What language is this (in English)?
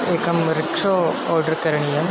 Sanskrit